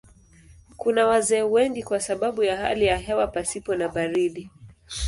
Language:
Swahili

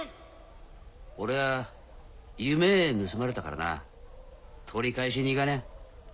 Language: Japanese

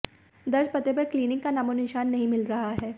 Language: Hindi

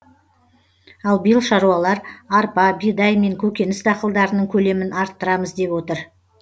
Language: Kazakh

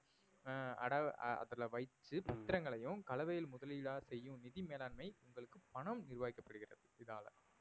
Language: Tamil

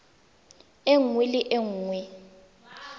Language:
Tswana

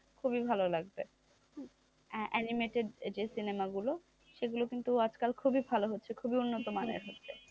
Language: Bangla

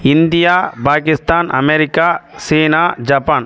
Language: Tamil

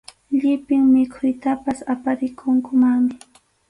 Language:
Arequipa-La Unión Quechua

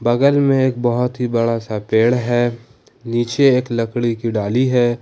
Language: Hindi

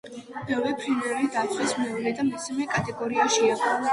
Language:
Georgian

